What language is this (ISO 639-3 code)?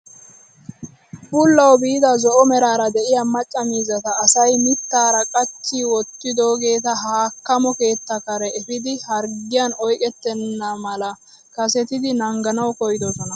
wal